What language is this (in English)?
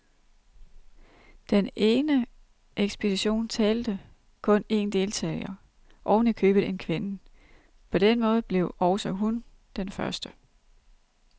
Danish